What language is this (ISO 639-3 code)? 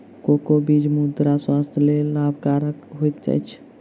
mai